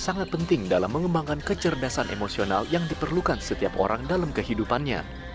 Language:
Indonesian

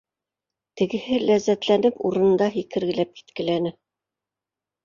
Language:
Bashkir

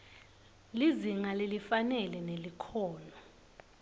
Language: Swati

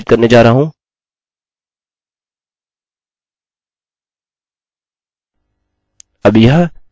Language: Hindi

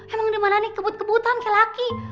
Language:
Indonesian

